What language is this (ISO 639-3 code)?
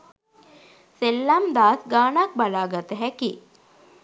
sin